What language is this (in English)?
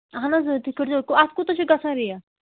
Kashmiri